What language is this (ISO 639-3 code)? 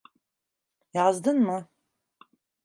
tur